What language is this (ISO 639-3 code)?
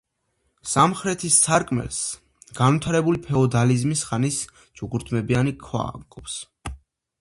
kat